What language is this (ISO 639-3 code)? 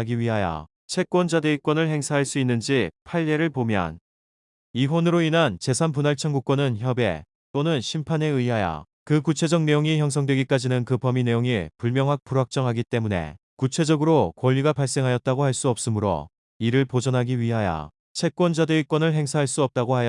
kor